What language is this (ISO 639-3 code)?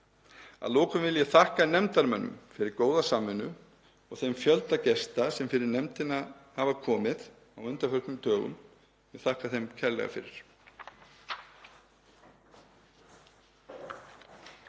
isl